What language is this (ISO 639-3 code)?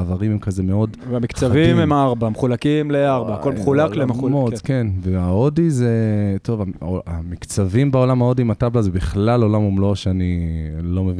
heb